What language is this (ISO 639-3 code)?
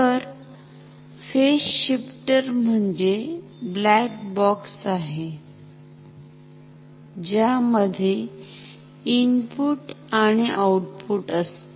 mar